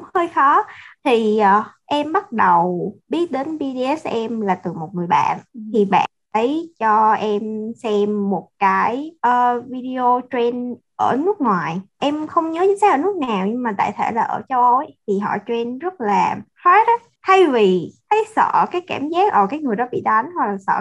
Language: Vietnamese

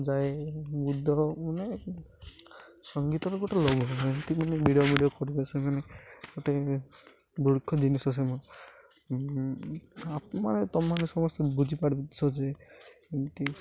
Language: Odia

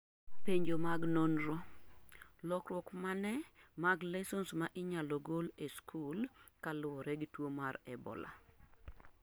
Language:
Luo (Kenya and Tanzania)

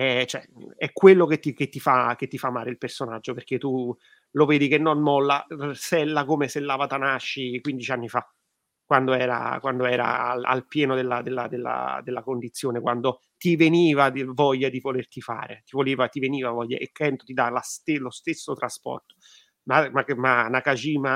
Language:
Italian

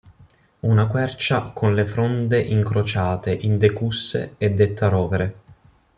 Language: Italian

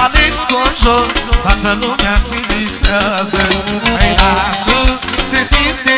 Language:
Romanian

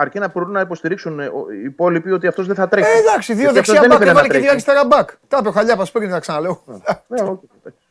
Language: Greek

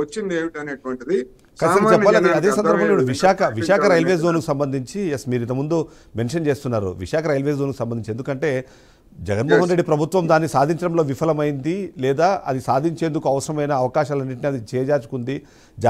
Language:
Telugu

